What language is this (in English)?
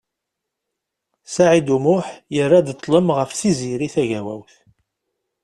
Kabyle